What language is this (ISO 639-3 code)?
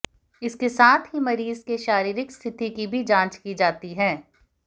hin